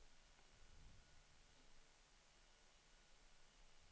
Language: Swedish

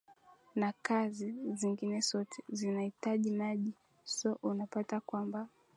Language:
Swahili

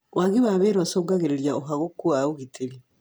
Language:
Kikuyu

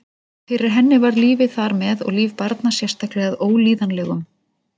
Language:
Icelandic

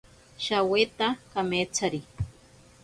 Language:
Ashéninka Perené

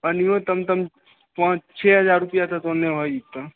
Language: Maithili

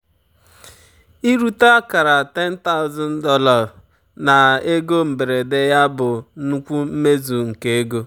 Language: Igbo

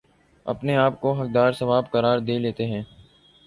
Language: Urdu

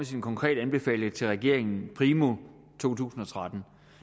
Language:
Danish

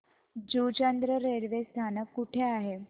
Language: Marathi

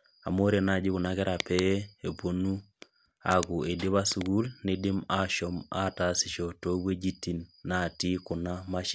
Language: Masai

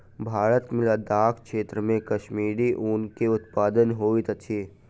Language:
Maithili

